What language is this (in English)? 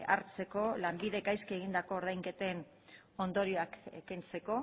Basque